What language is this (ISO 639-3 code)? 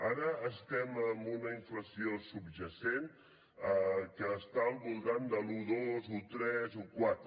cat